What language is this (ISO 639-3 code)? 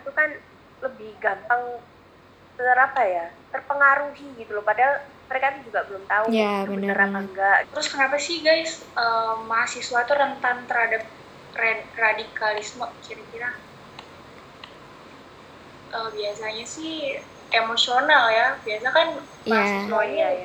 ind